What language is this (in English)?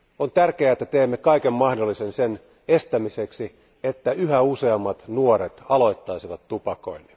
Finnish